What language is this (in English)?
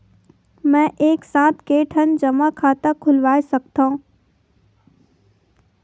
Chhattisgarhi